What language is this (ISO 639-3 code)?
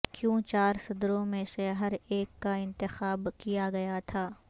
urd